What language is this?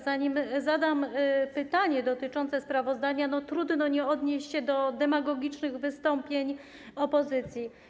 Polish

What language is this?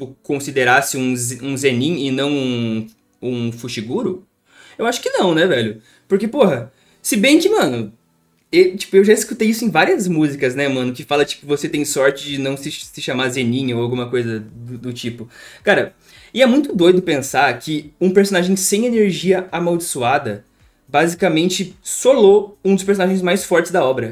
Portuguese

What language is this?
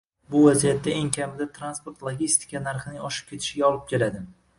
Uzbek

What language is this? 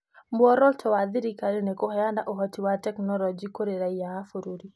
Kikuyu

